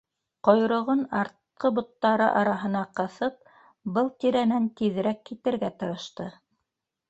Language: Bashkir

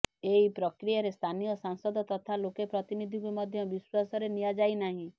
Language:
Odia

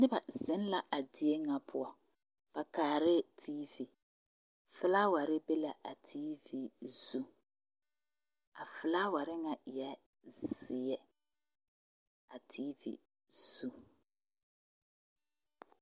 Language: Southern Dagaare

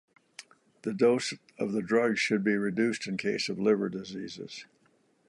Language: English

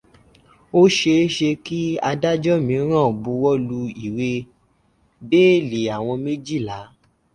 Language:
Yoruba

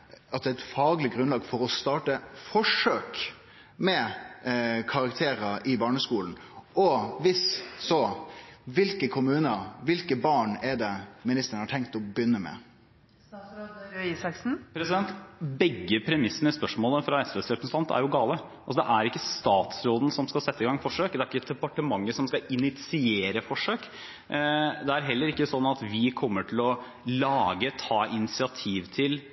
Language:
Norwegian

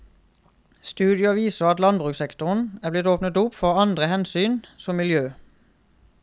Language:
Norwegian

